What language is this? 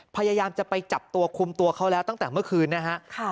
Thai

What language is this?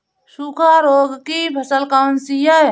Hindi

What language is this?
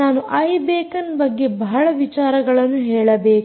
Kannada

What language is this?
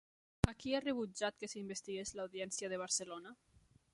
Catalan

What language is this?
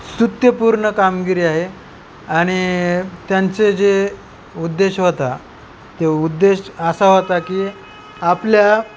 Marathi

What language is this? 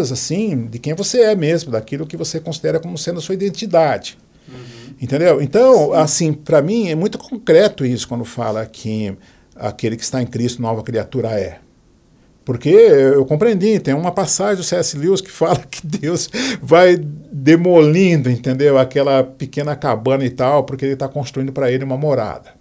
Portuguese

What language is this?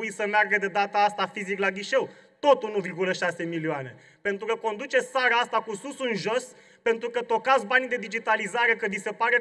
Romanian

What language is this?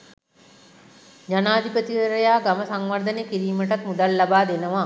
Sinhala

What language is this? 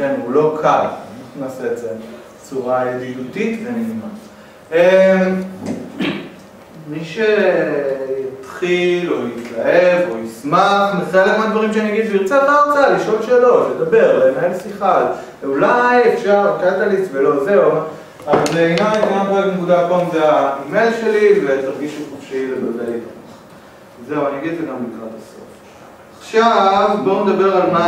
Hebrew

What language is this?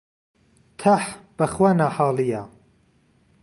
Central Kurdish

